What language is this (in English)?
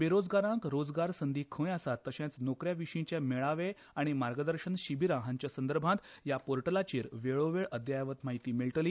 Konkani